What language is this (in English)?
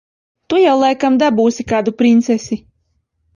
Latvian